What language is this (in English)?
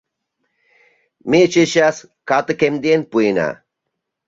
Mari